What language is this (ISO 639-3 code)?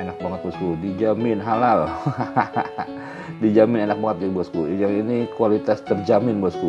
ind